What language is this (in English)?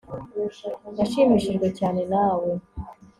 Kinyarwanda